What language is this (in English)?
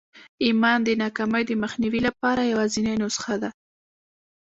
Pashto